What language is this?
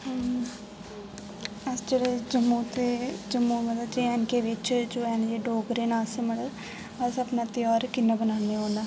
Dogri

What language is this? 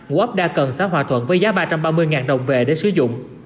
Vietnamese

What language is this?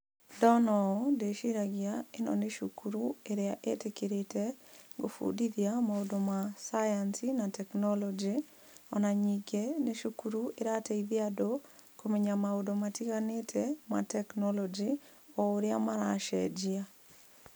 Kikuyu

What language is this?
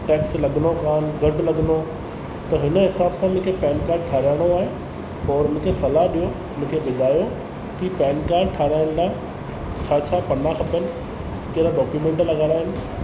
Sindhi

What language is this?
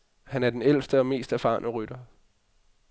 Danish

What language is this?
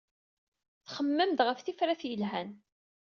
Kabyle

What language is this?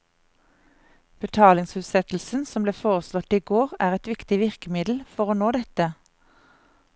Norwegian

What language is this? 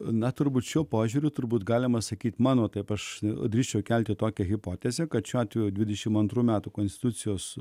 Lithuanian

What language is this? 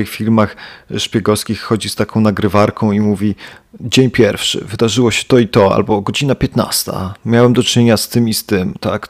Polish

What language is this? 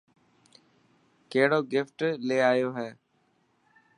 Dhatki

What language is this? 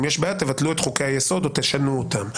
Hebrew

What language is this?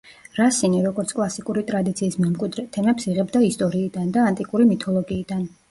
Georgian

